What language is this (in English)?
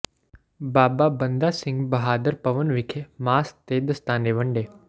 Punjabi